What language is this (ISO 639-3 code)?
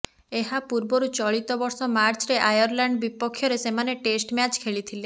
ori